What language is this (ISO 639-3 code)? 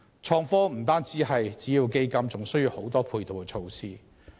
yue